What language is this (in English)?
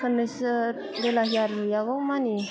Bodo